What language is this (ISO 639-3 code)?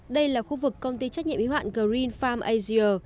vie